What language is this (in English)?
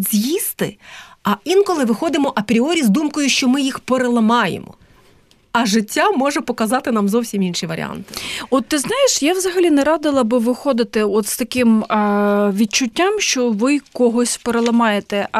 Ukrainian